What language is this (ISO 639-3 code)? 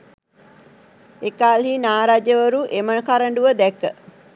sin